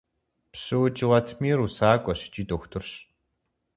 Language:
Kabardian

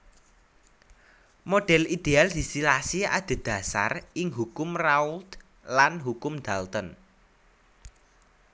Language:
Javanese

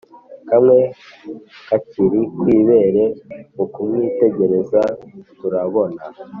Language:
Kinyarwanda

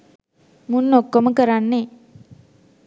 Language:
Sinhala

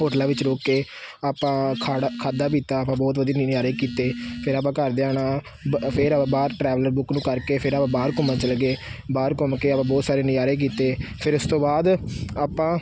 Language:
Punjabi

